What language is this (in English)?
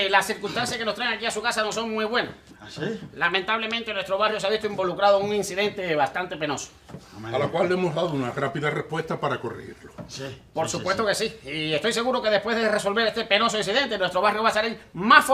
Spanish